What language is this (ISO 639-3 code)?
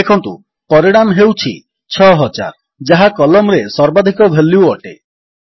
ori